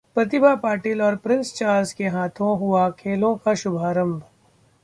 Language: Hindi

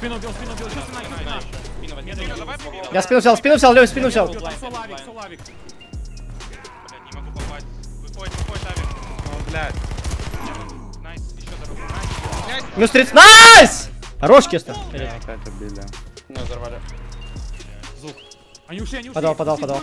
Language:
Russian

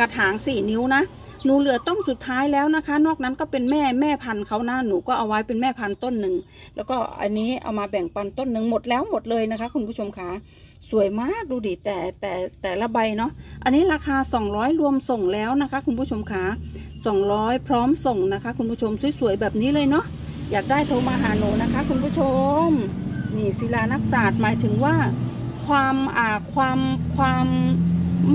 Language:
Thai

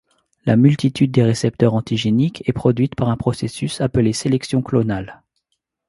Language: French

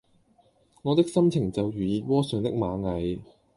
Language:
Cantonese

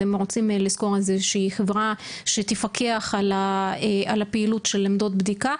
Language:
Hebrew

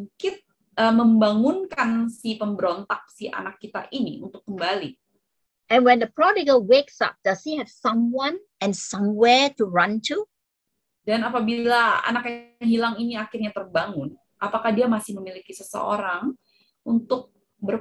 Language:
Indonesian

